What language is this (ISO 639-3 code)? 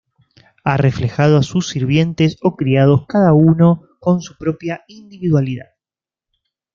spa